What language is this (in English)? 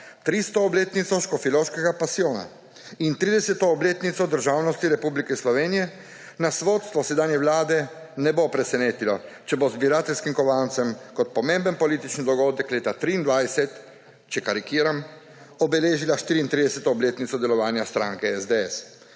Slovenian